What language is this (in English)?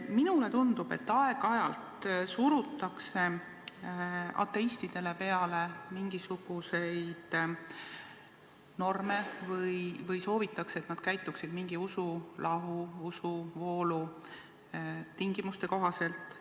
Estonian